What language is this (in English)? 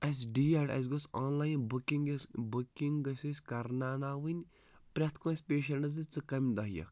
Kashmiri